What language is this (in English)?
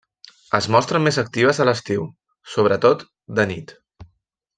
Catalan